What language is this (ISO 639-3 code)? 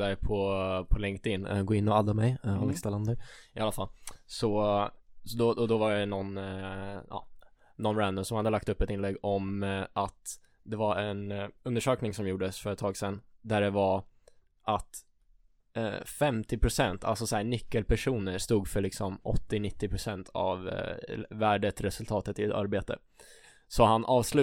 swe